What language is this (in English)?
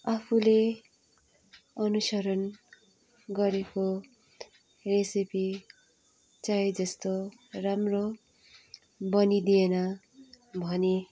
Nepali